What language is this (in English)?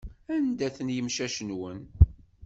Kabyle